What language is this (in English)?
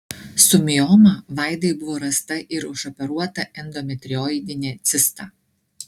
Lithuanian